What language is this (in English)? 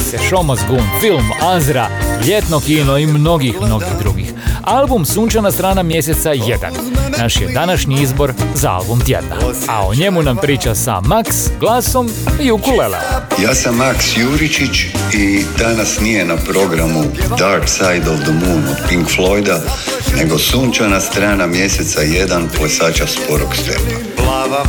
Croatian